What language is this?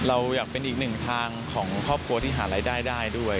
Thai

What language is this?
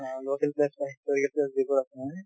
Assamese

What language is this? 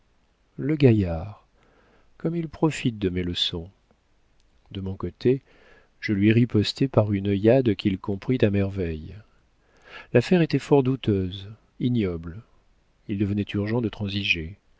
French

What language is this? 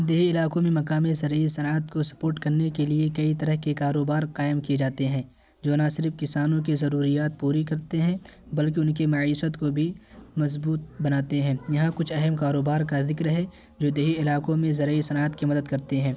Urdu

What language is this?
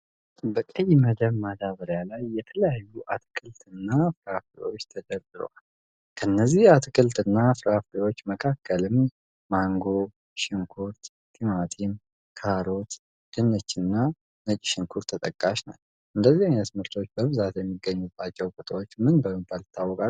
Amharic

